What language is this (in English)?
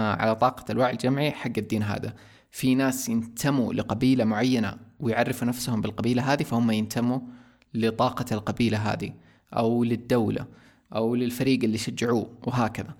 Arabic